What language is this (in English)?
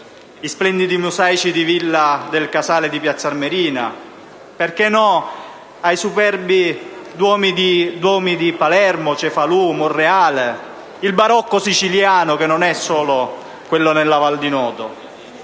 Italian